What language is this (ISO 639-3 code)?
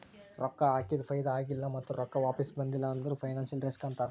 kan